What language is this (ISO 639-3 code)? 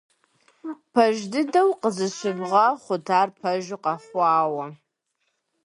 kbd